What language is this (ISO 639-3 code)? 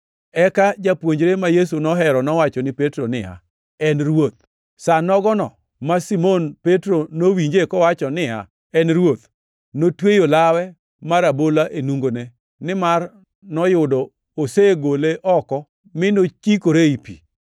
luo